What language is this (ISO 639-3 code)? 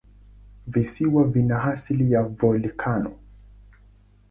swa